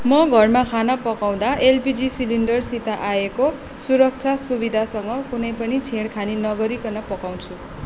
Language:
Nepali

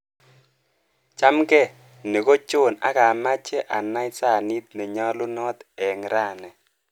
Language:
Kalenjin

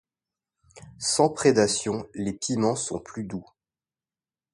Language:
French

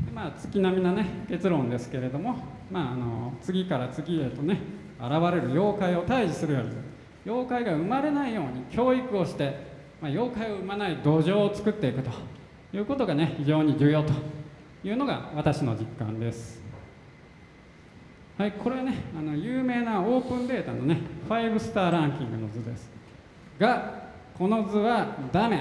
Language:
Japanese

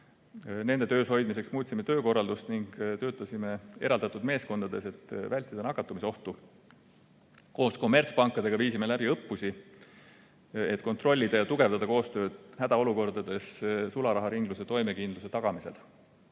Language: Estonian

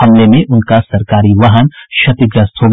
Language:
Hindi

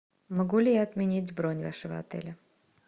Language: Russian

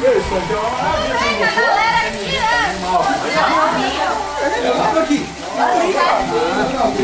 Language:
Portuguese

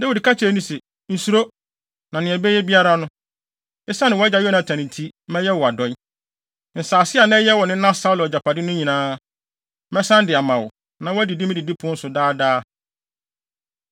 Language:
Akan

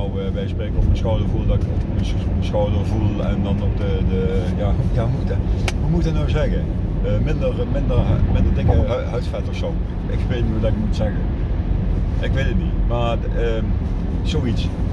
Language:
Dutch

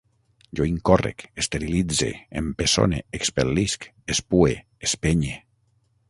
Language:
Catalan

